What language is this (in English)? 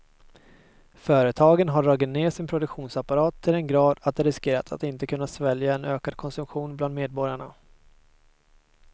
Swedish